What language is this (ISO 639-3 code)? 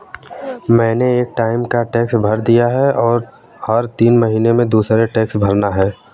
hin